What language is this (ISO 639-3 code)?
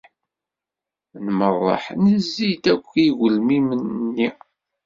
kab